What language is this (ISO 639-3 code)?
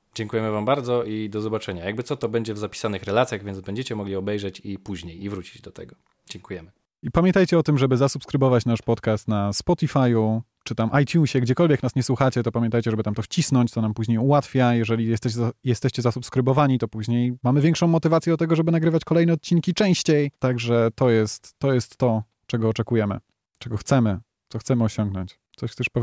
pol